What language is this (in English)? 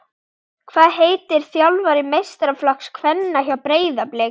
Icelandic